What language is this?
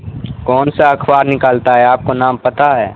Urdu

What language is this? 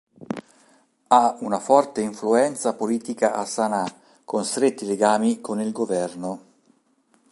Italian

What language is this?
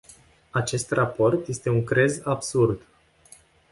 Romanian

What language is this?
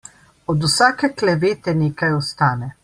Slovenian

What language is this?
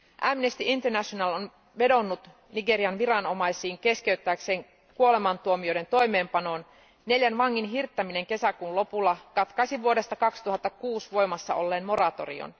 Finnish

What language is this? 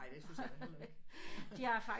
Danish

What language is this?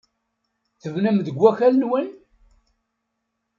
Kabyle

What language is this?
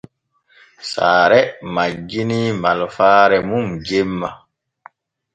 Borgu Fulfulde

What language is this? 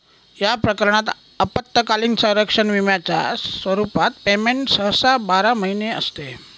Marathi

